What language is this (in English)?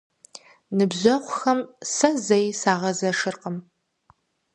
Kabardian